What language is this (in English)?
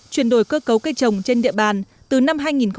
Vietnamese